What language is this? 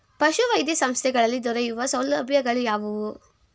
Kannada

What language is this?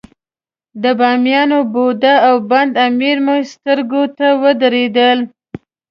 Pashto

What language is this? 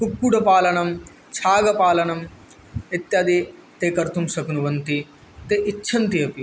Sanskrit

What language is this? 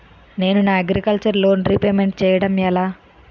Telugu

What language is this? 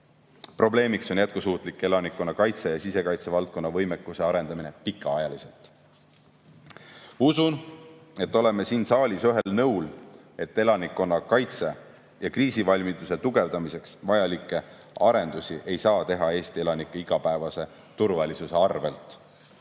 Estonian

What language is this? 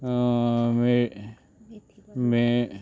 Konkani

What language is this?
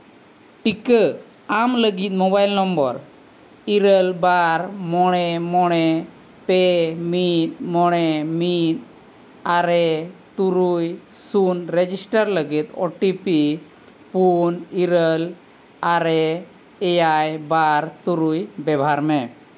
Santali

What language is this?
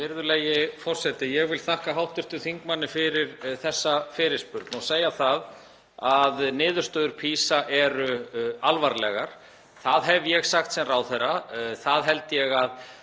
Icelandic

